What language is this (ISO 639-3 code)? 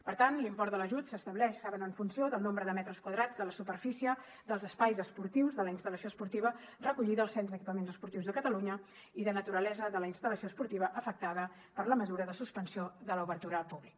cat